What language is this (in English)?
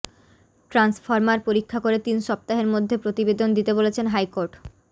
Bangla